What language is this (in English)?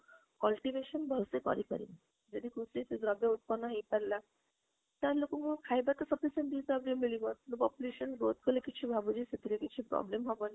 Odia